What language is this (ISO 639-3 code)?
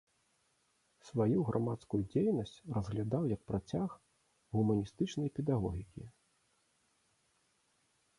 bel